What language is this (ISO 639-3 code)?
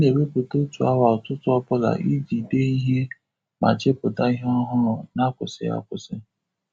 ibo